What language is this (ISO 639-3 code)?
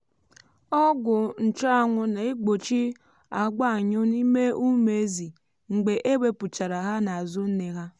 ibo